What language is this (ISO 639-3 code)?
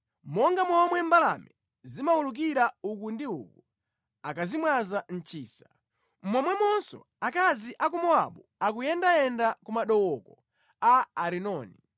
nya